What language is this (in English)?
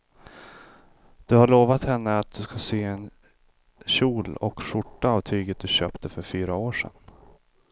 Swedish